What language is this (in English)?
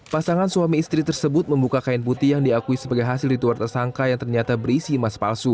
Indonesian